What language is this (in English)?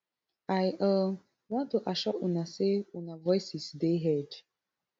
Nigerian Pidgin